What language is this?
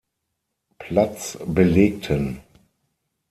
German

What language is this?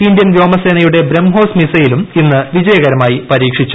Malayalam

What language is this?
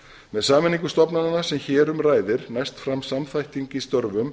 Icelandic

